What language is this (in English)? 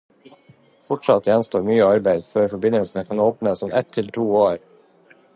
Norwegian Bokmål